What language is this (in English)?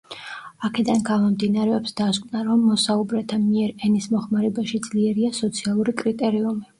Georgian